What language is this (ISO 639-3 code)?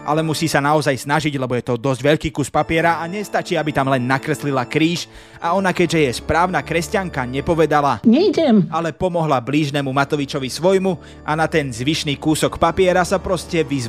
slk